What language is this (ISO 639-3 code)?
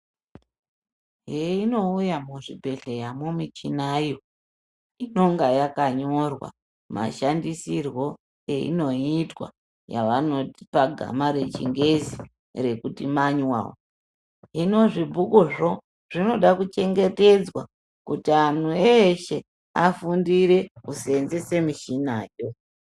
ndc